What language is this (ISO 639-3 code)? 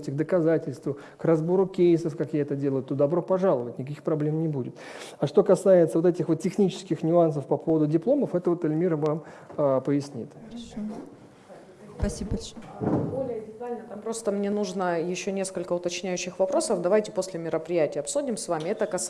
rus